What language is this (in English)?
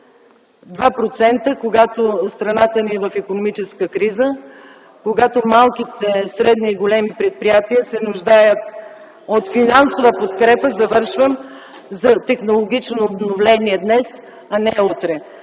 Bulgarian